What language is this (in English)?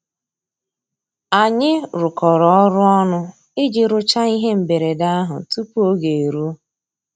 Igbo